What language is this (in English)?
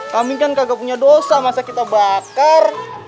Indonesian